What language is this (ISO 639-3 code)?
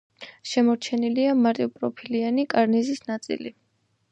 kat